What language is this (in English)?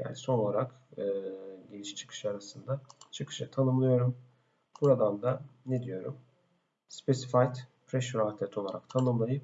Turkish